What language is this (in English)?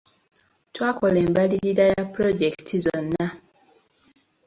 Ganda